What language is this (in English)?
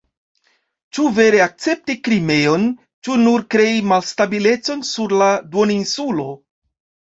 Esperanto